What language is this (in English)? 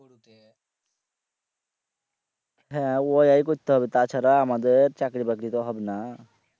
Bangla